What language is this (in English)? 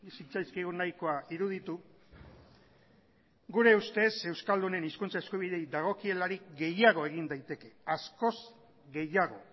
Basque